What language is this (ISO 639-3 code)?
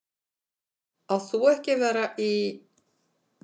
isl